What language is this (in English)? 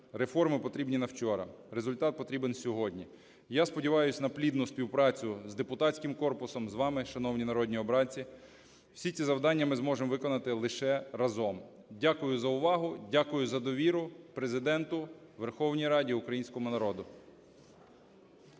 Ukrainian